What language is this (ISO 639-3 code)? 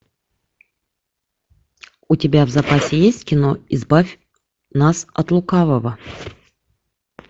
rus